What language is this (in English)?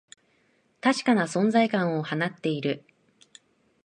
Japanese